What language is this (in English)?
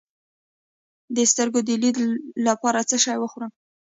Pashto